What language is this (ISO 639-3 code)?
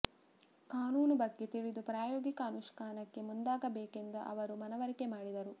kan